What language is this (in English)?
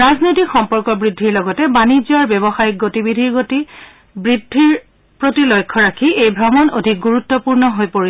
Assamese